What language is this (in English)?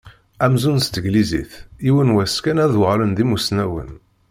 Kabyle